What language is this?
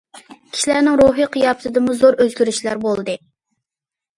Uyghur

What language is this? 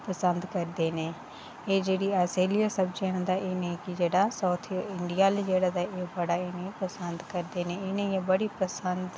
Dogri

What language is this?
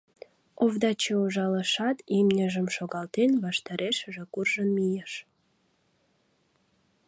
Mari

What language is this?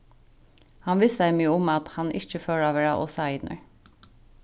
Faroese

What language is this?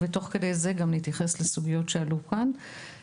Hebrew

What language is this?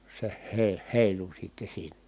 Finnish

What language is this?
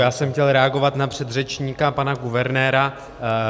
Czech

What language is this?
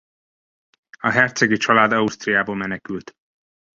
Hungarian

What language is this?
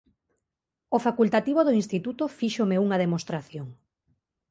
Galician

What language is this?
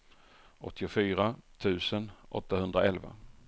Swedish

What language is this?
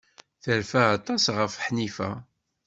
Kabyle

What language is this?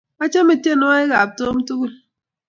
Kalenjin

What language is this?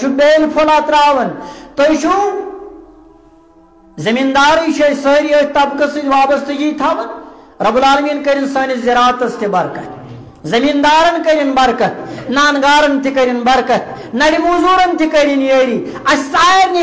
Arabic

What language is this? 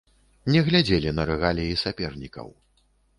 Belarusian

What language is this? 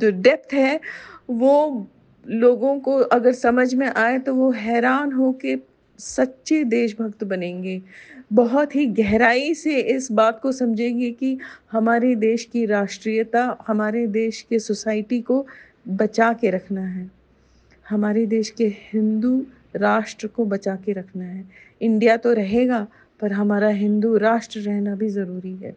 Hindi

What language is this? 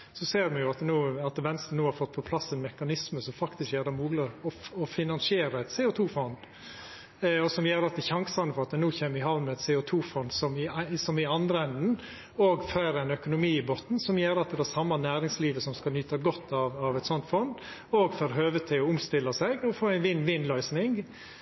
Norwegian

